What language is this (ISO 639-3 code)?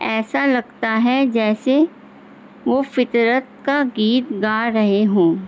urd